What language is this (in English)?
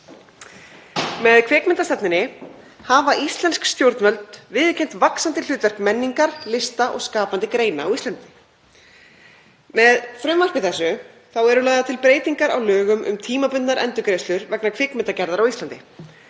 Icelandic